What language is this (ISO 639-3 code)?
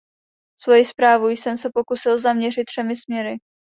ces